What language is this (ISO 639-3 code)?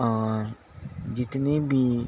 urd